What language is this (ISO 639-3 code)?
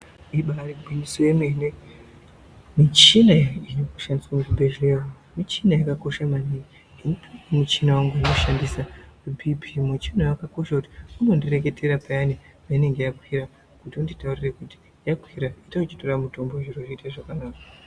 ndc